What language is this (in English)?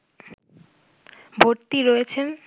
Bangla